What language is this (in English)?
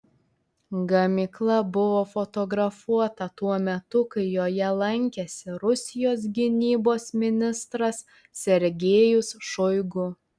Lithuanian